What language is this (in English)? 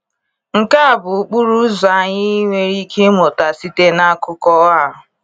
Igbo